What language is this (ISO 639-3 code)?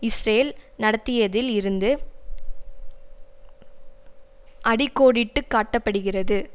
tam